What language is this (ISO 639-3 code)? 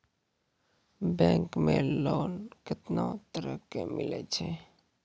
mai